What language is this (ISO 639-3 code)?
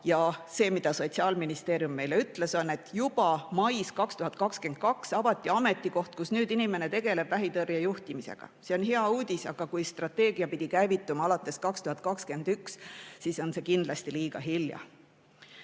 est